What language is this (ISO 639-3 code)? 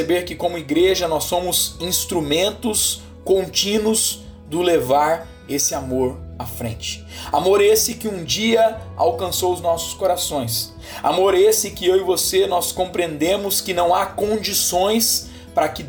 por